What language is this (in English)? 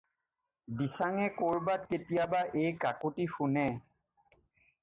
Assamese